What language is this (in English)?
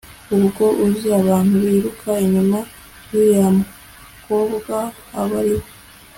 Kinyarwanda